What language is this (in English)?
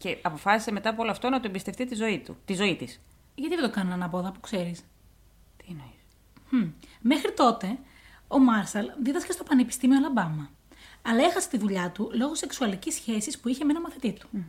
Greek